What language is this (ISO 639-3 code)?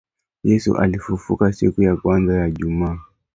swa